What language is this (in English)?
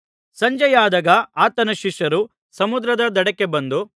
Kannada